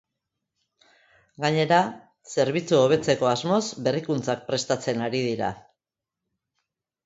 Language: Basque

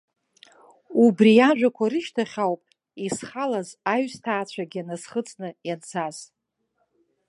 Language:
Abkhazian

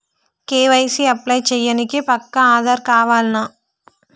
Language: Telugu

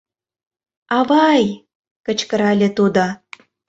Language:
Mari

